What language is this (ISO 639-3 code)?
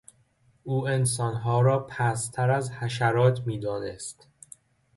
fas